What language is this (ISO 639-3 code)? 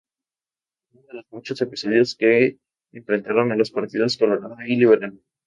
spa